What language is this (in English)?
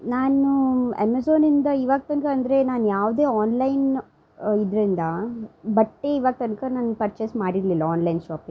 Kannada